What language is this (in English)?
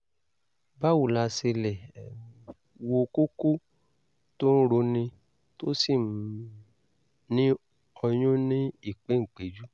Yoruba